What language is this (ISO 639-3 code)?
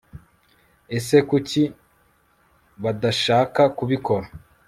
kin